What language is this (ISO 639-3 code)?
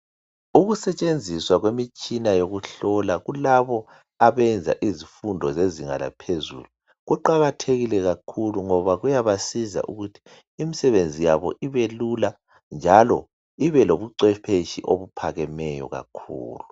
nde